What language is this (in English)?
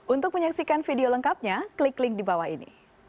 Indonesian